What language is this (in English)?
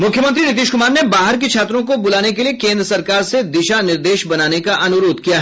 Hindi